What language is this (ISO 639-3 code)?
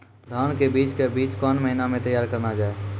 mai